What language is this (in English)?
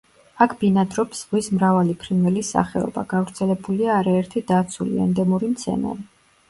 Georgian